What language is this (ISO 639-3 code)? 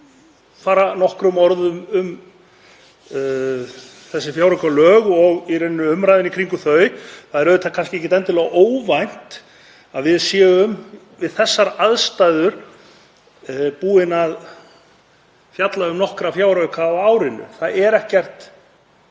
isl